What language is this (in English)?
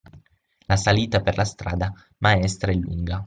Italian